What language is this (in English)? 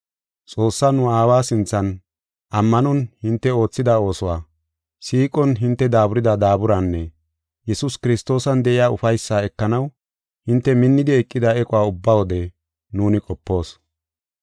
Gofa